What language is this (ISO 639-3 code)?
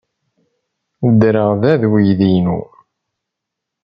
kab